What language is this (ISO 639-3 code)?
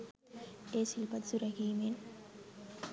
sin